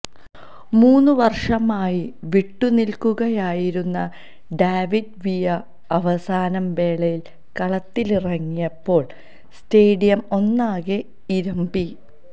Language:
Malayalam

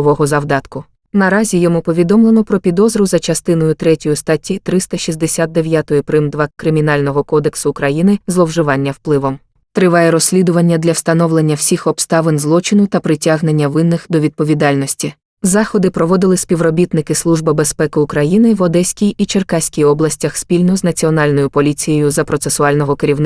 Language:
Ukrainian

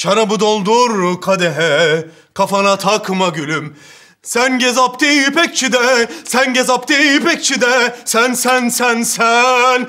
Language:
Turkish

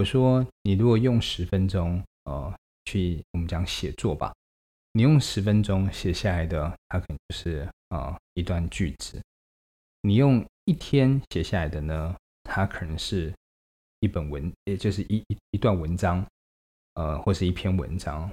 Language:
Chinese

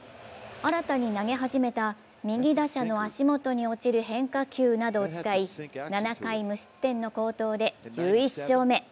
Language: Japanese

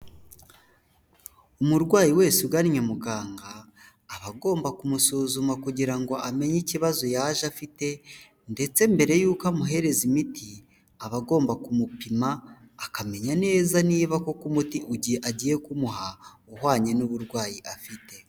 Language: Kinyarwanda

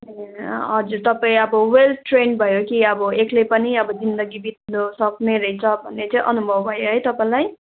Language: Nepali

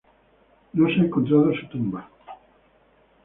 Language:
Spanish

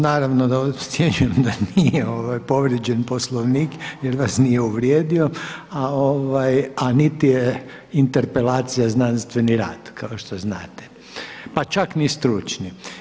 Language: Croatian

